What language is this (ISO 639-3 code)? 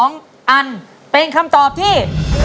tha